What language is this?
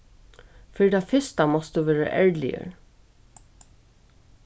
Faroese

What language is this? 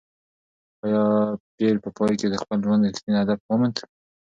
Pashto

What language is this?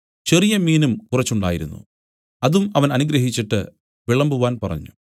Malayalam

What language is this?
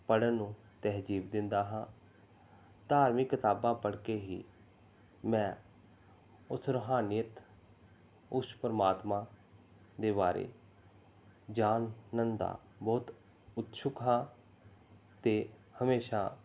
Punjabi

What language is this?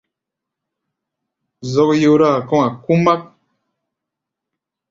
Gbaya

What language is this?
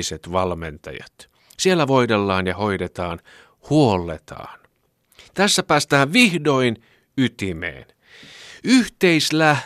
Finnish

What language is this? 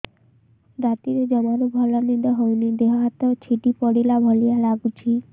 Odia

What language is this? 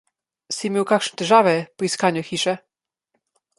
Slovenian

